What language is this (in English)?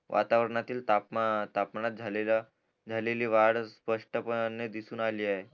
Marathi